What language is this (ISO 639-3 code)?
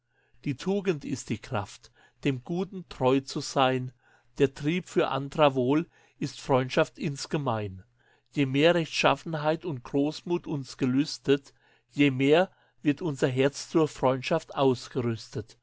deu